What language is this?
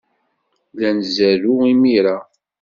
Kabyle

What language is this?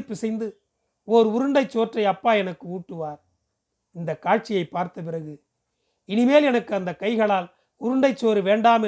Tamil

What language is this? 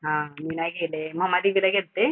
Marathi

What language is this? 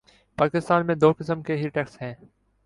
Urdu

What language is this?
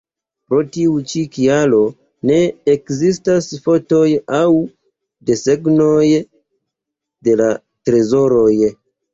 Esperanto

